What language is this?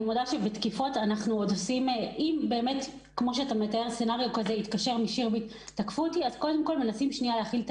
Hebrew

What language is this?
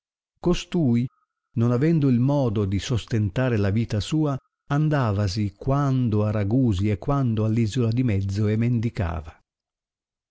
Italian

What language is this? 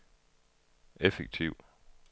Danish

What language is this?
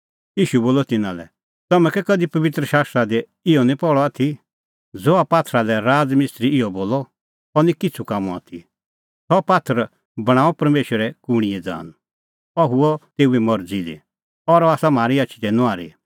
Kullu Pahari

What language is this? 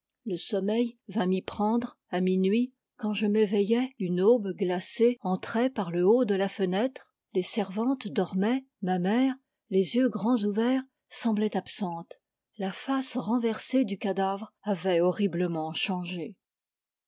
French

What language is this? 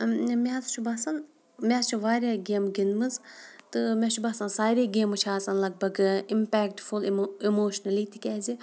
Kashmiri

